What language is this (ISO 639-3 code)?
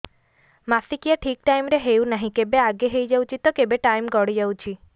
ori